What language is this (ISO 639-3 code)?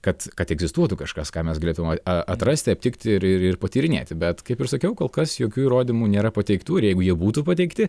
lit